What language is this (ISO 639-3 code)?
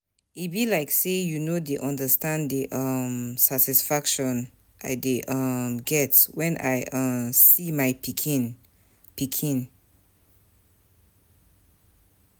pcm